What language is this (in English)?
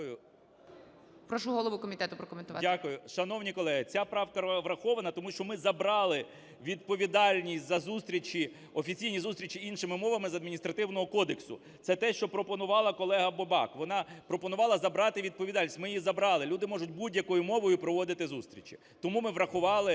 Ukrainian